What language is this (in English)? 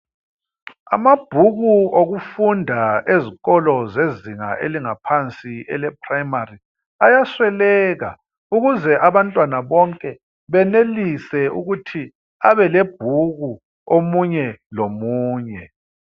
North Ndebele